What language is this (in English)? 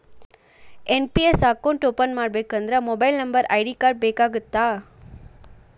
Kannada